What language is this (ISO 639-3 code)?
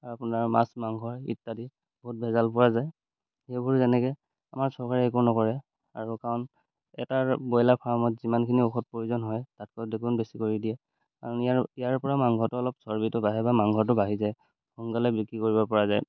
asm